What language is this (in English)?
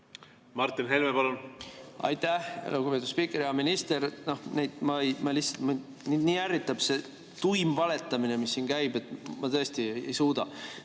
Estonian